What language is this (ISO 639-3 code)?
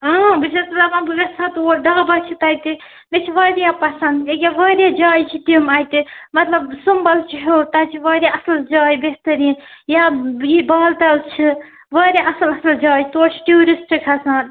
kas